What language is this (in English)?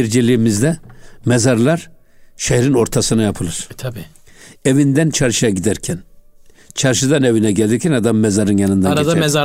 Turkish